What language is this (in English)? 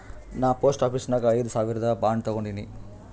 Kannada